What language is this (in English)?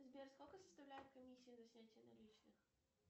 Russian